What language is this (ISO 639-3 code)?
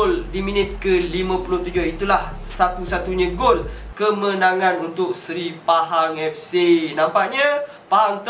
msa